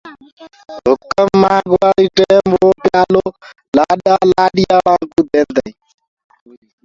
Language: Gurgula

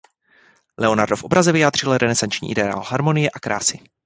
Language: Czech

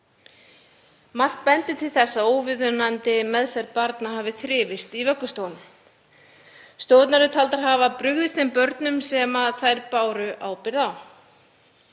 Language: Icelandic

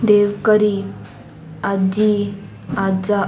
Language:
Konkani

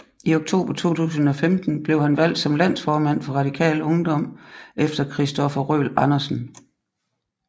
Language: Danish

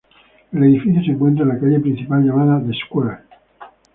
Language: Spanish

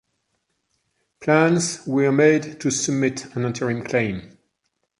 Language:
English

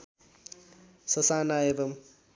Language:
Nepali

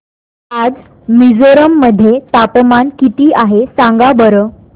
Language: Marathi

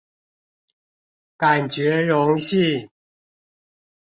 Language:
Chinese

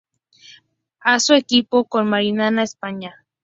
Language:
Spanish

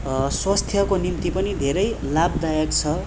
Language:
Nepali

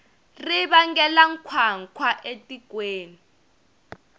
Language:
Tsonga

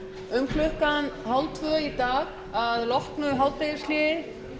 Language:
Icelandic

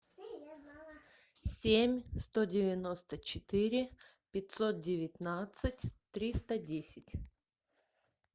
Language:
Russian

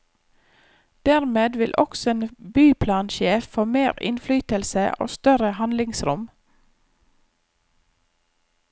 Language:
Norwegian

